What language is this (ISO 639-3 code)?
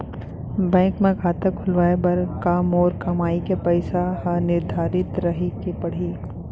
hne